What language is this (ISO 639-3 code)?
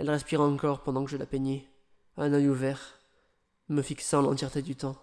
fra